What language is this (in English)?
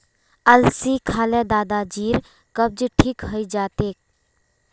Magahi